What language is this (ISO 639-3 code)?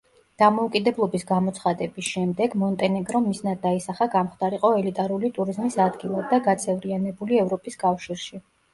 kat